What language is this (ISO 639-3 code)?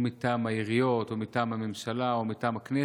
heb